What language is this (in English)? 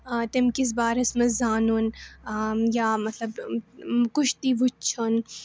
Kashmiri